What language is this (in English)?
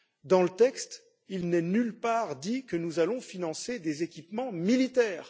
French